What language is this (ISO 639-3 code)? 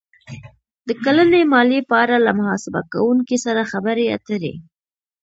pus